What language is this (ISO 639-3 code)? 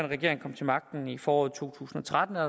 dan